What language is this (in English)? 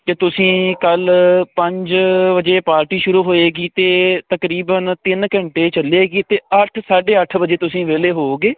Punjabi